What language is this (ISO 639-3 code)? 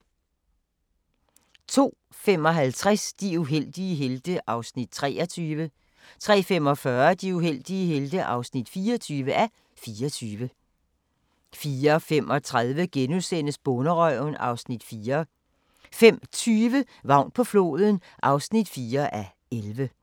dan